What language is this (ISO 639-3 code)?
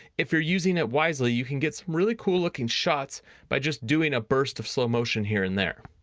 eng